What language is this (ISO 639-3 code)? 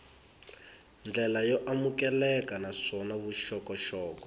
tso